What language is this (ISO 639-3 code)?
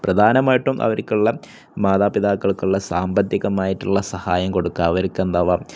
mal